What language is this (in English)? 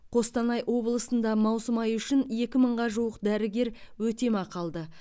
Kazakh